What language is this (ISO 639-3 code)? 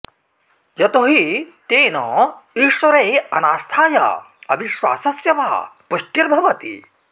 san